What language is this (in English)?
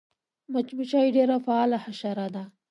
Pashto